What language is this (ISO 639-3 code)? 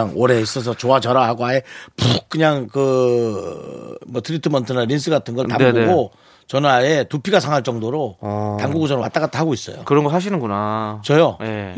kor